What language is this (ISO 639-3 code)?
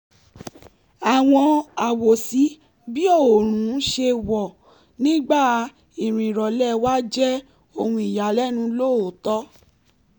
yor